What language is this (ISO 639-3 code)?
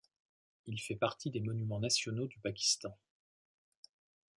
fra